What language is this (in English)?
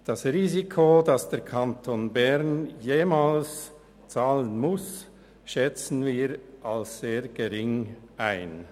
Swiss German